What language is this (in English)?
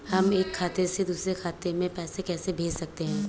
Hindi